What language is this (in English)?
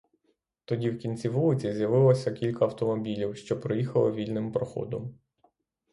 Ukrainian